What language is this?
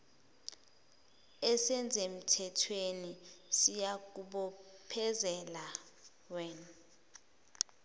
Zulu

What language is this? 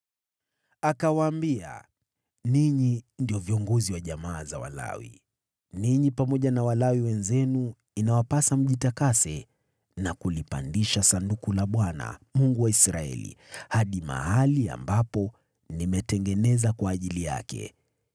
Swahili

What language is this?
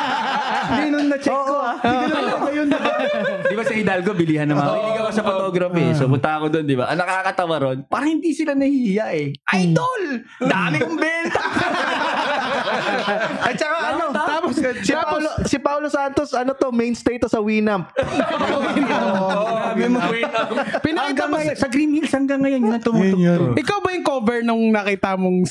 Filipino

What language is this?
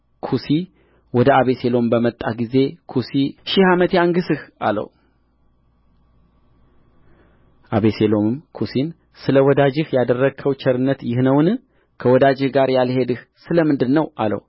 Amharic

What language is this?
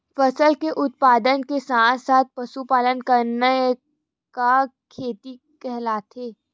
Chhattisgarhi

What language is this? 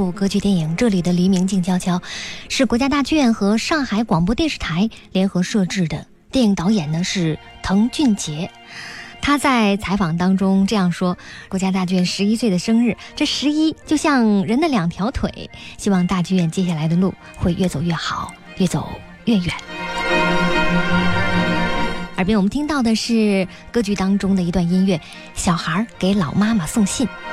Chinese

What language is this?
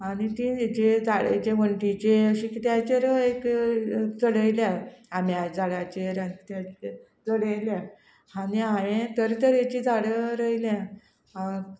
Konkani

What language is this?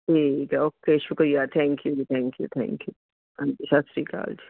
Punjabi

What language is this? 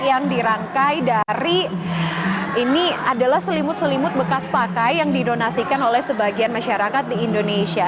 Indonesian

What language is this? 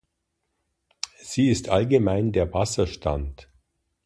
German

